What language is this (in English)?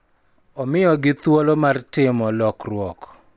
Luo (Kenya and Tanzania)